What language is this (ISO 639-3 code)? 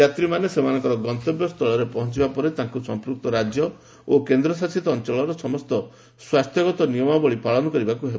ori